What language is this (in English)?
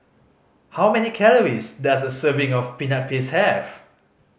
English